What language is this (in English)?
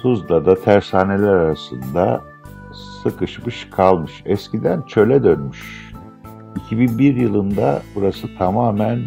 Turkish